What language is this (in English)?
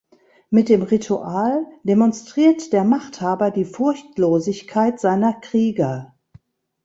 German